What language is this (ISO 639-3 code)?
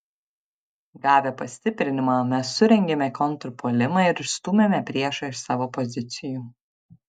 lit